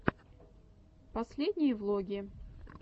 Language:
Russian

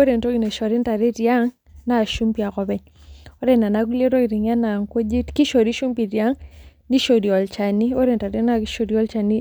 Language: Masai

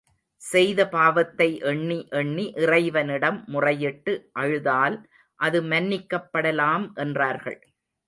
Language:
Tamil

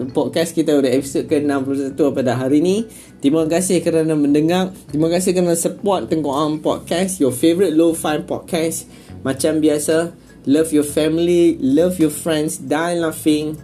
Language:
Malay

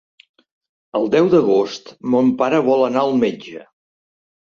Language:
Catalan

